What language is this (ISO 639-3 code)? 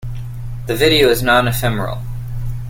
eng